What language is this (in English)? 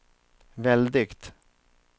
Swedish